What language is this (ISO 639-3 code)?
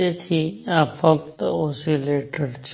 guj